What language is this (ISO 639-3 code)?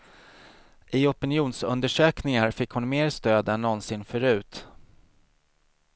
swe